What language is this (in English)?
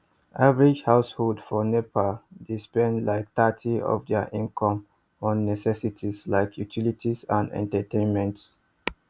Nigerian Pidgin